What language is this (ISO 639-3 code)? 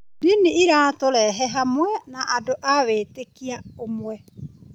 kik